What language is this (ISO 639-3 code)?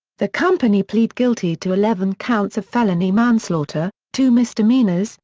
eng